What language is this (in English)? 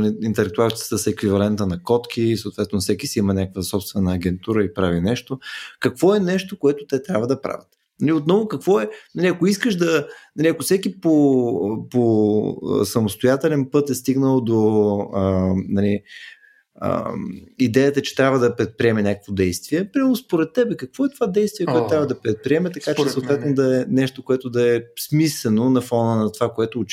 Bulgarian